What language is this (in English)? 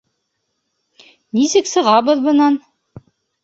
Bashkir